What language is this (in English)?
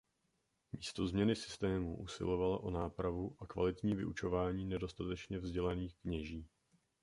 Czech